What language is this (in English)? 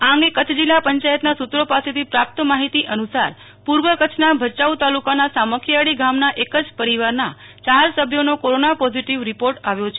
Gujarati